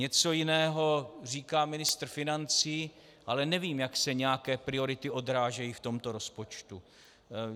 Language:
Czech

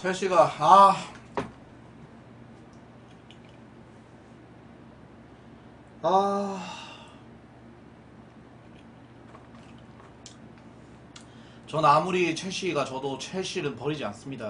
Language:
Korean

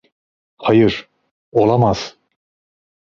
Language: Turkish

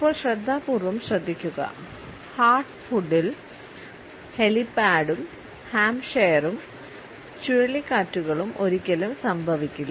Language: Malayalam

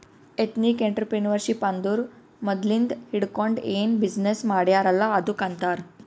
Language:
Kannada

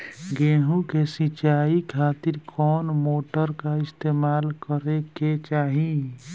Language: Bhojpuri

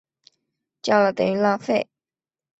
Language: Chinese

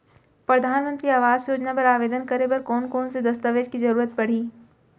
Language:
Chhattisgarhi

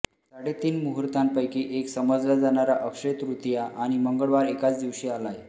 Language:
Marathi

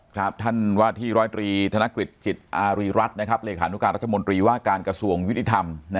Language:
Thai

